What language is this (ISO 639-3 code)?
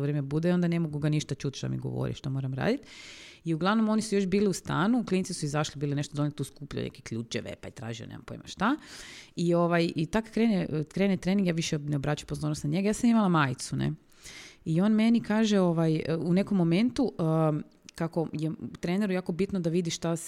hrv